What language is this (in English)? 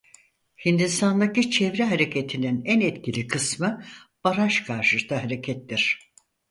Turkish